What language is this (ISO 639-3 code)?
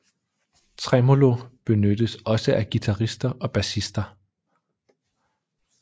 dan